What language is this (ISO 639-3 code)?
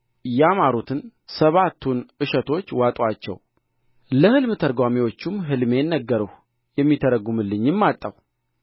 amh